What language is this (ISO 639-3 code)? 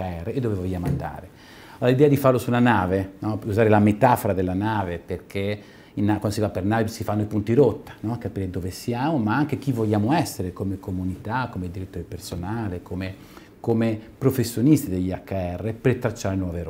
ita